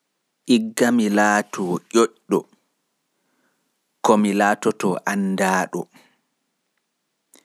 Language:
Pular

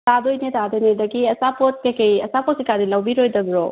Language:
Manipuri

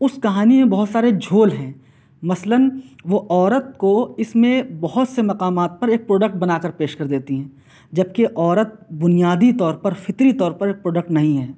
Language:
Urdu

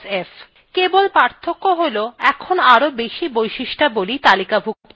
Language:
Bangla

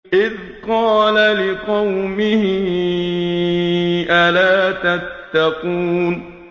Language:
Arabic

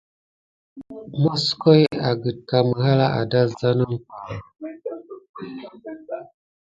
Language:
Gidar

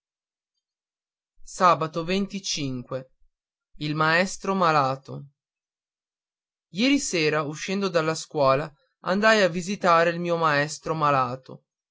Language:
Italian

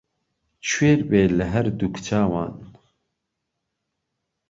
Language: Central Kurdish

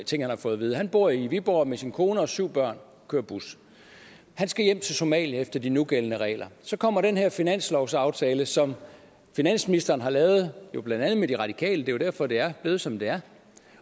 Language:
Danish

